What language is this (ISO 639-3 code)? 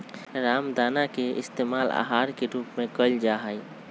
mag